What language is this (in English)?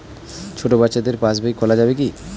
Bangla